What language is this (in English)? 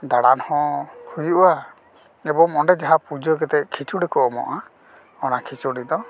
Santali